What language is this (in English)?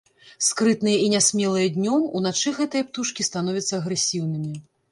Belarusian